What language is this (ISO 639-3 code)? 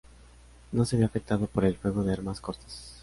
spa